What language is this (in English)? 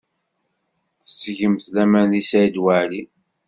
Kabyle